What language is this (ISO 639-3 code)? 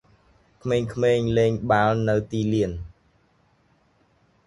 khm